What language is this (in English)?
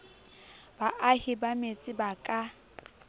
Southern Sotho